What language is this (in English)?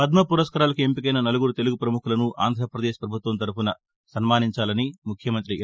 Telugu